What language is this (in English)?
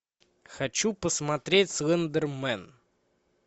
Russian